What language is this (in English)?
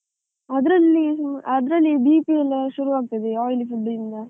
Kannada